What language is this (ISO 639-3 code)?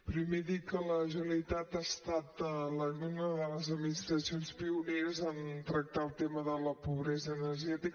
cat